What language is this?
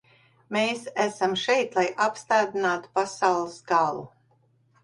Latvian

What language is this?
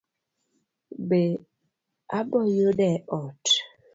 Luo (Kenya and Tanzania)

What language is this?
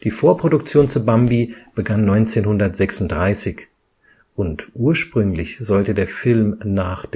German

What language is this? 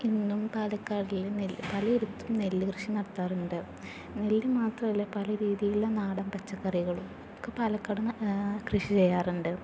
Malayalam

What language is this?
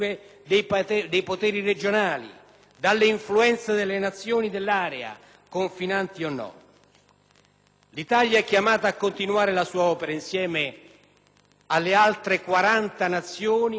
Italian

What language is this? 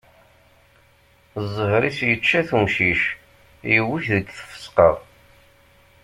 Kabyle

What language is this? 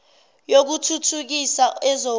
Zulu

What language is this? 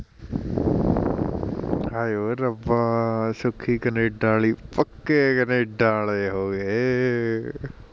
Punjabi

